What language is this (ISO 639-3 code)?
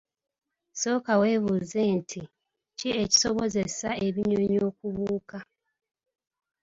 lug